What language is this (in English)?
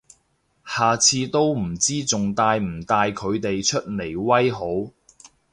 Cantonese